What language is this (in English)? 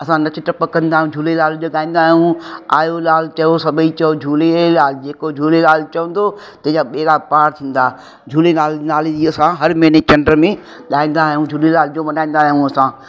Sindhi